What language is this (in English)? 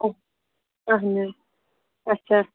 Kashmiri